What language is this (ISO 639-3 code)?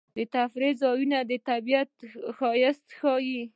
pus